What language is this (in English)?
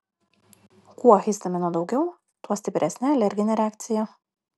Lithuanian